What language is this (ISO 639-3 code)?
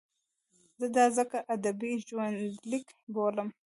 pus